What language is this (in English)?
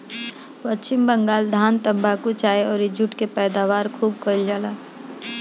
Bhojpuri